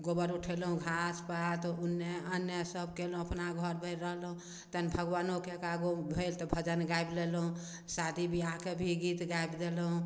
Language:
Maithili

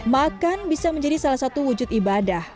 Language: Indonesian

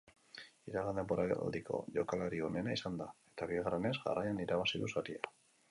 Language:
Basque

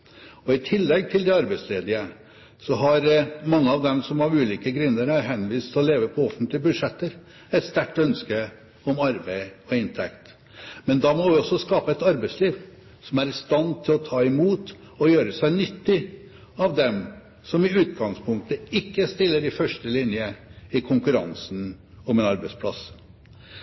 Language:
Norwegian Bokmål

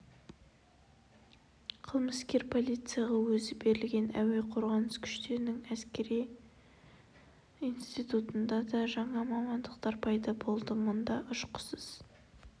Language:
Kazakh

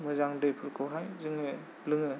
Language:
Bodo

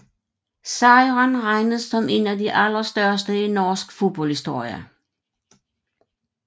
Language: Danish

